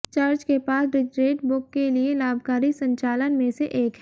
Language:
Hindi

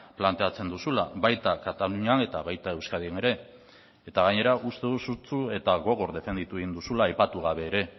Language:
Basque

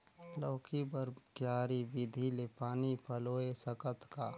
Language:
Chhattisgarhi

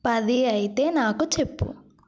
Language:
Telugu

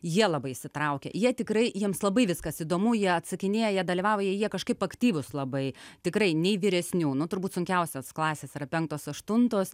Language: Lithuanian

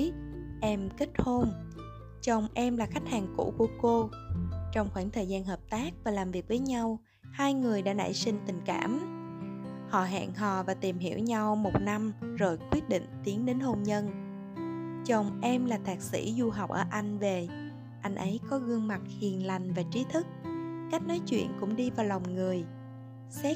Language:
Vietnamese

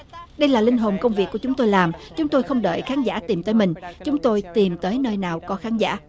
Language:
Vietnamese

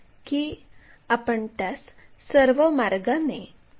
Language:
Marathi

